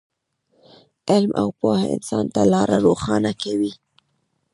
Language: Pashto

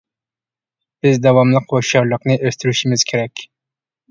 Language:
Uyghur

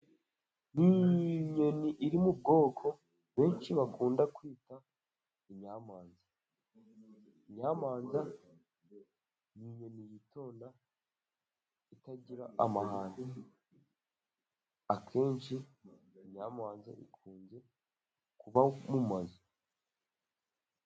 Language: Kinyarwanda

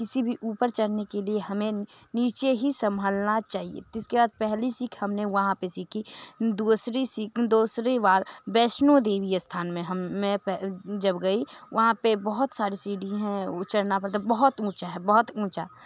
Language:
Hindi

